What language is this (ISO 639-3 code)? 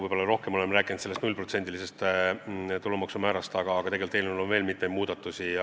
est